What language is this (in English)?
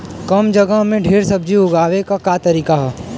Bhojpuri